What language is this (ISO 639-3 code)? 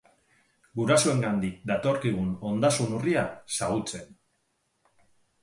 eus